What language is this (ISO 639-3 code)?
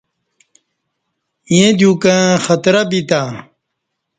bsh